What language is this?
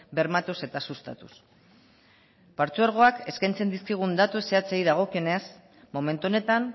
Basque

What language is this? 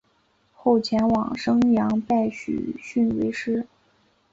Chinese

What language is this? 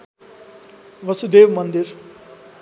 Nepali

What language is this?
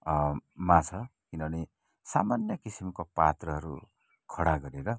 Nepali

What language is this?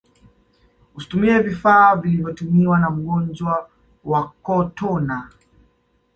Swahili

